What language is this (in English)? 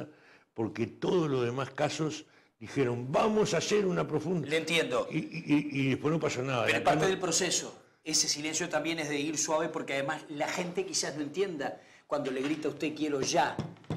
Spanish